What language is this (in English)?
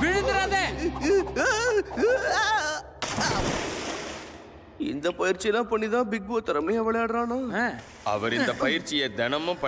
Hindi